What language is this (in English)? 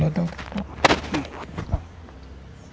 Portuguese